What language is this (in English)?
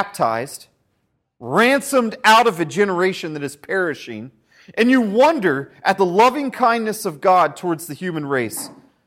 English